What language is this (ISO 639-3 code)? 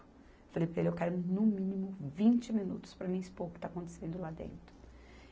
por